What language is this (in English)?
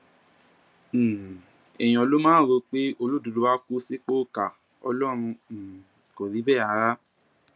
Yoruba